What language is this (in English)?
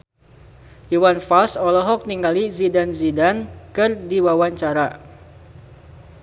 Sundanese